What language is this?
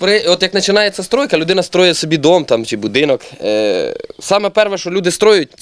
Ukrainian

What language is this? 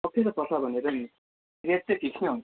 Nepali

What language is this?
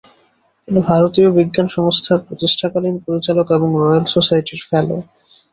Bangla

